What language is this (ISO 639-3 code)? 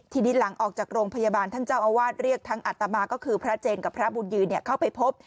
tha